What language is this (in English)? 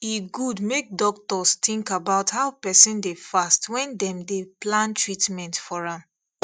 Nigerian Pidgin